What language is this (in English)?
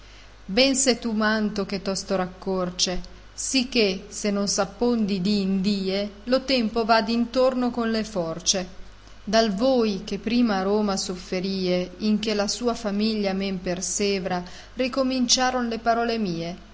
Italian